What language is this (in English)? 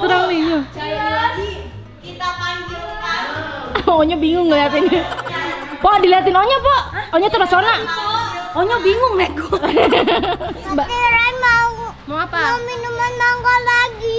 Indonesian